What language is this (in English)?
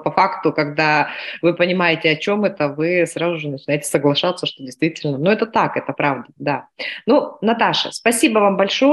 Russian